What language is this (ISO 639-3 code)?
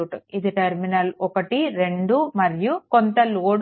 tel